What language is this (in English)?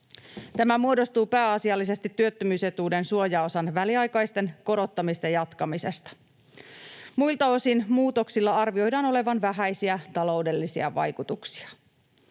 Finnish